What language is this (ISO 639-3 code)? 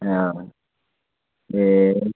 nep